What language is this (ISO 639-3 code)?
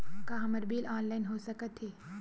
hne